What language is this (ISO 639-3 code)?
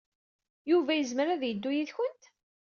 kab